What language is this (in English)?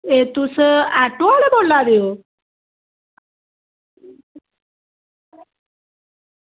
Dogri